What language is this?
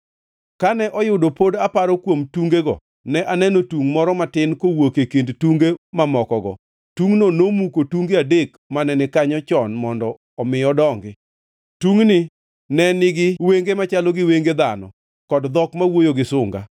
Luo (Kenya and Tanzania)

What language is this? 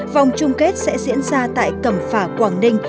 Vietnamese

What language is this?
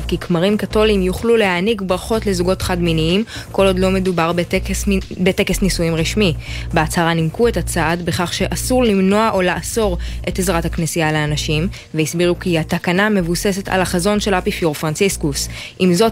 Hebrew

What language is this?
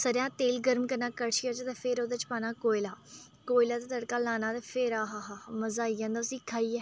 Dogri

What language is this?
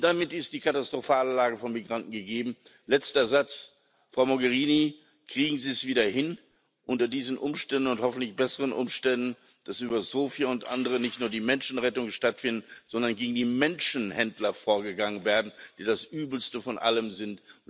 German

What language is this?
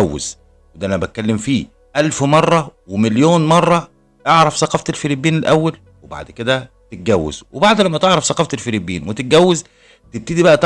Arabic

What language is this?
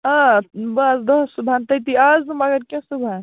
Kashmiri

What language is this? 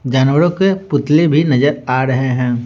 Hindi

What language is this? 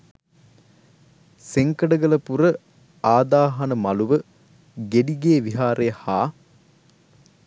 Sinhala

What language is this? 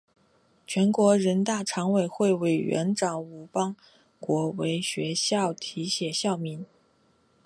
Chinese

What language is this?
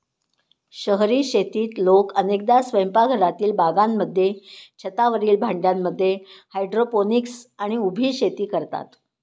Marathi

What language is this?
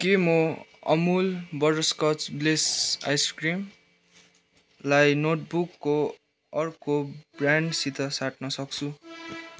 Nepali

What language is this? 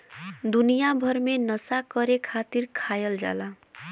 Bhojpuri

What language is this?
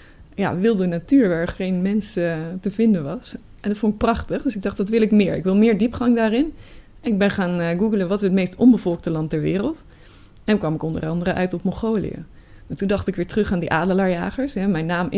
Dutch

